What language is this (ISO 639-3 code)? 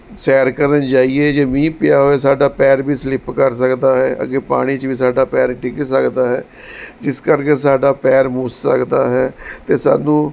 pan